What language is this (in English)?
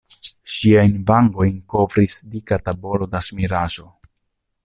Esperanto